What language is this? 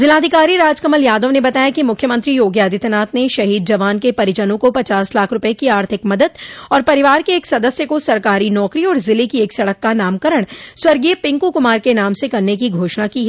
Hindi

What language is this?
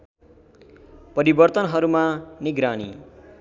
Nepali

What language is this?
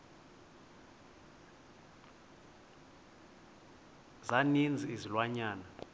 Xhosa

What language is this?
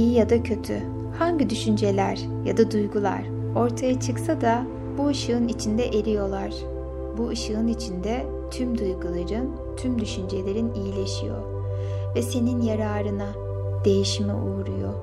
Turkish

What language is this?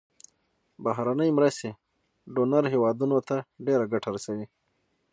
Pashto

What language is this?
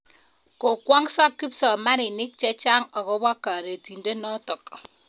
Kalenjin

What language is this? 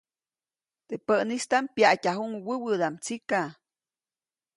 Copainalá Zoque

